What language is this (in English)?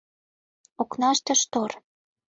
Mari